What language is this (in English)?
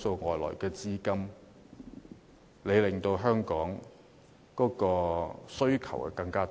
Cantonese